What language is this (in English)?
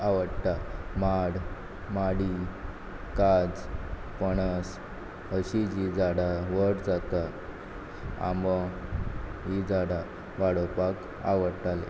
Konkani